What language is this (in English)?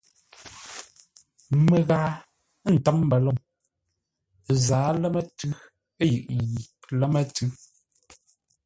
Ngombale